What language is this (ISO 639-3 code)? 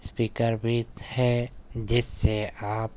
urd